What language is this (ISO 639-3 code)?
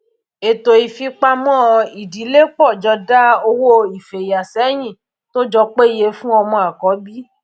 yor